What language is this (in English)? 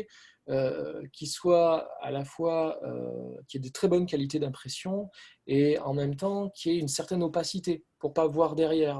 French